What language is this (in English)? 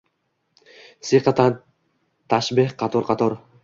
Uzbek